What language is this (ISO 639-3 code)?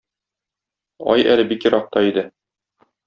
tat